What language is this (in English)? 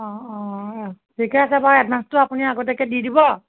Assamese